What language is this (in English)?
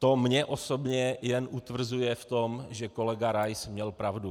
Czech